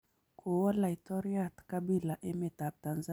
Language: Kalenjin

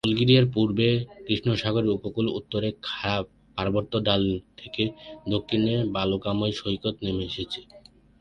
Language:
Bangla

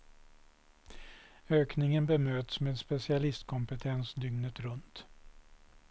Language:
Swedish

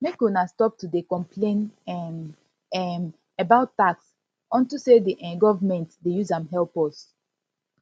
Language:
Nigerian Pidgin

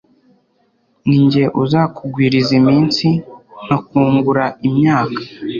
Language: Kinyarwanda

